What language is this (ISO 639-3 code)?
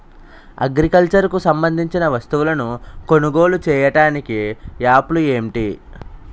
tel